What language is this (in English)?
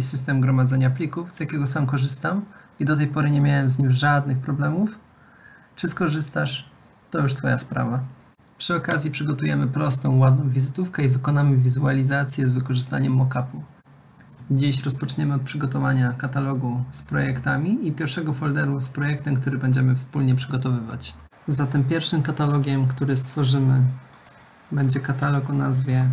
Polish